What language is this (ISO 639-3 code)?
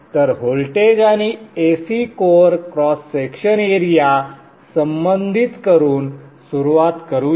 mar